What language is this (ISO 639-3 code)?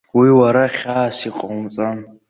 abk